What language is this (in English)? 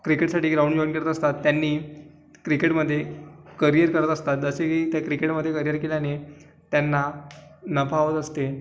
Marathi